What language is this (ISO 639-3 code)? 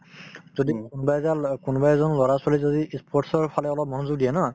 asm